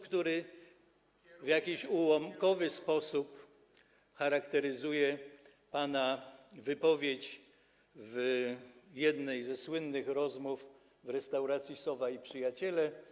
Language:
Polish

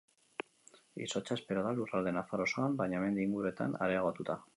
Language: Basque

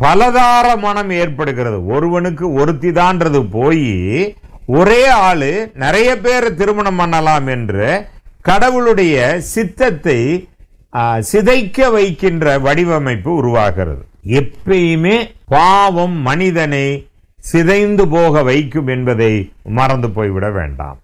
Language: Hindi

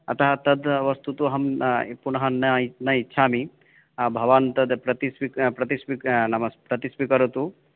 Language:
Sanskrit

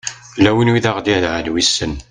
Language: Kabyle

